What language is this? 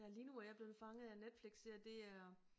Danish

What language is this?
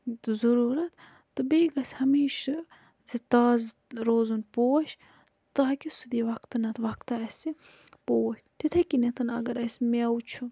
Kashmiri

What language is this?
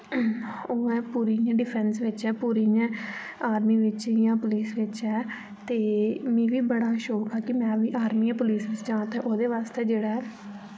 Dogri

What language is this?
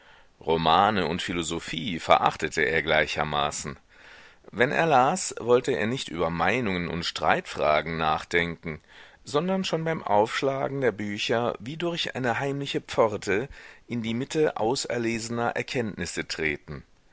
German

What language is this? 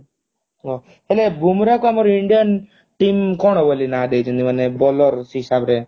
Odia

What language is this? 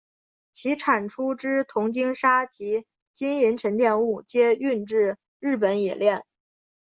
Chinese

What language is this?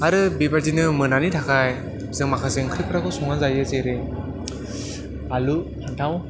Bodo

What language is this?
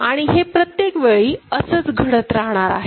Marathi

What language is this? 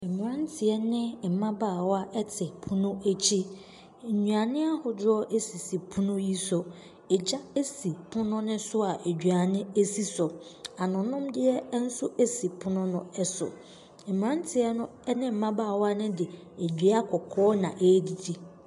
Akan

